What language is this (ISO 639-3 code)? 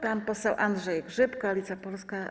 pol